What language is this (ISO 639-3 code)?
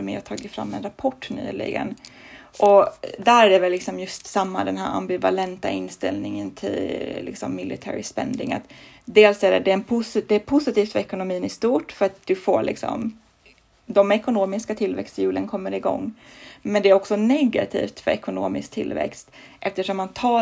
swe